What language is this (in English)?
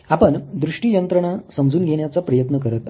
Marathi